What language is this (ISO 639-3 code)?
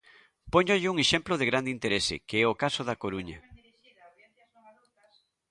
glg